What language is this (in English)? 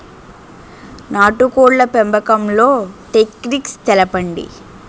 Telugu